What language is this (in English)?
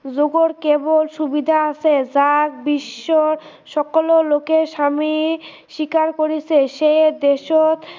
Assamese